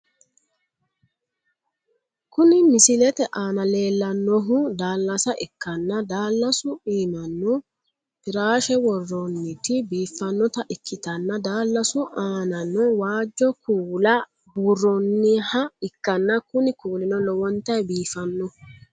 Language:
Sidamo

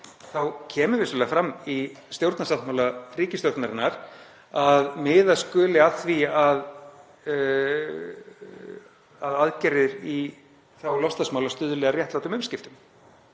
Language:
Icelandic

